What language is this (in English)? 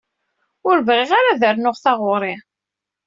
Kabyle